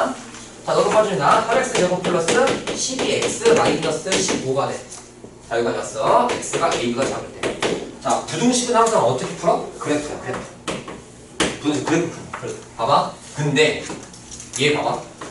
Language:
Korean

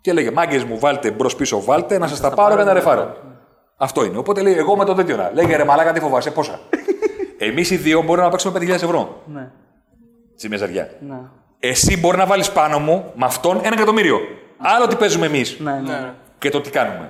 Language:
Greek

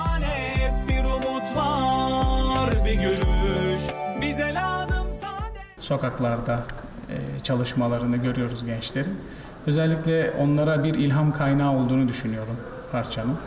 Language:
Turkish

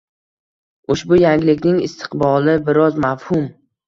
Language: Uzbek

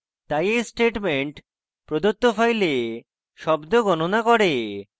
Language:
Bangla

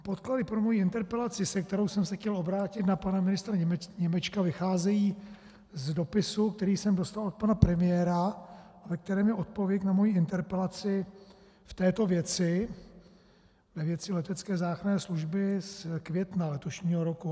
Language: Czech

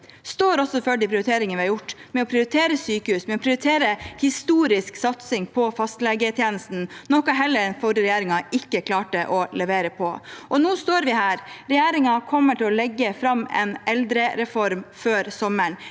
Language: Norwegian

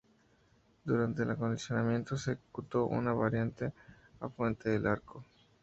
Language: Spanish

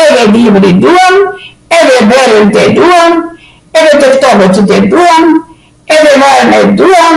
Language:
Arvanitika Albanian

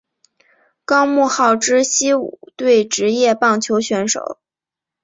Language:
Chinese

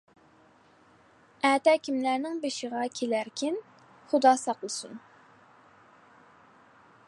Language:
Uyghur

